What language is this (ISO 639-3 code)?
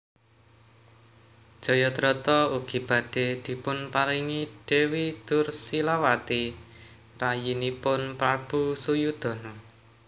jav